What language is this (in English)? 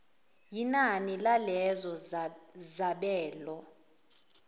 Zulu